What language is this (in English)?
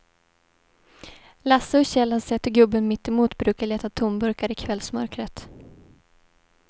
Swedish